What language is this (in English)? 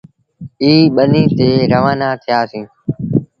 Sindhi Bhil